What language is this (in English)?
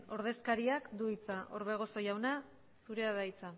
Basque